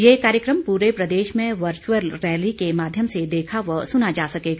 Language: Hindi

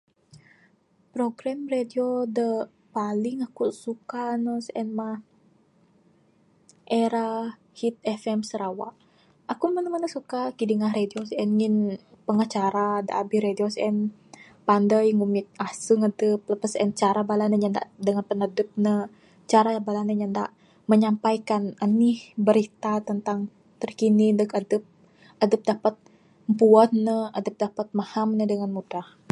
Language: Bukar-Sadung Bidayuh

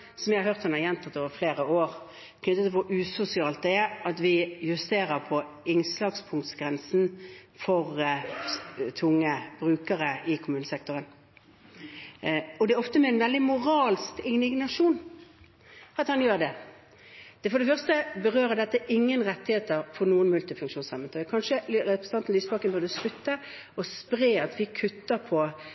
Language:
Norwegian Bokmål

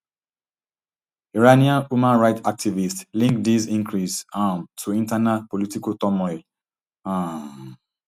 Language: Nigerian Pidgin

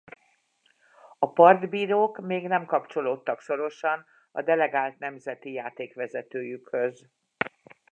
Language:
Hungarian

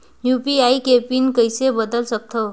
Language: Chhattisgarhi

